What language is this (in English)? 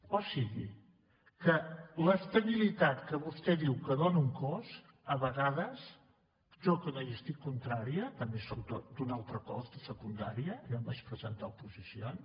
Catalan